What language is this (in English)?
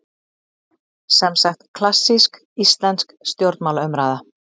Icelandic